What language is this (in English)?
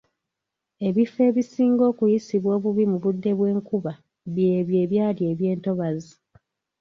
Ganda